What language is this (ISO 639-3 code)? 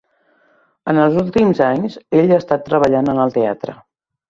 cat